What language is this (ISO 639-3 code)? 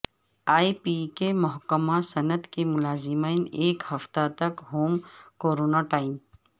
urd